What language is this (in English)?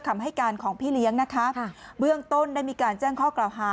Thai